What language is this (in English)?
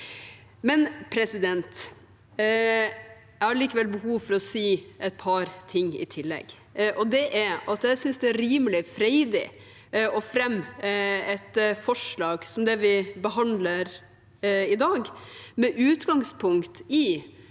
Norwegian